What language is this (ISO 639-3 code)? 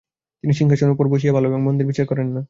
ben